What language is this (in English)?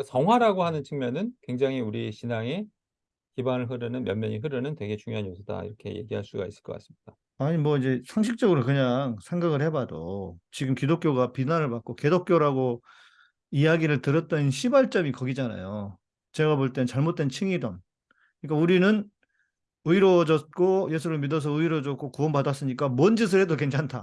Korean